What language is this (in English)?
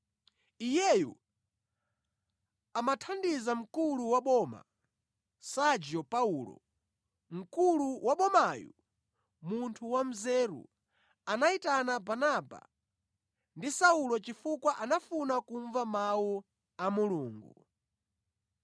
Nyanja